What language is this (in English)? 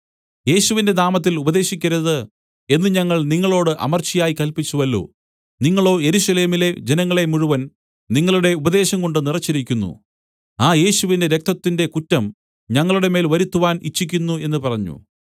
Malayalam